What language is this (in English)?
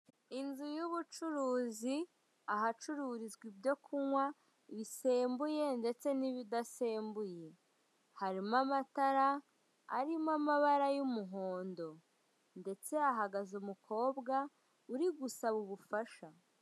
Kinyarwanda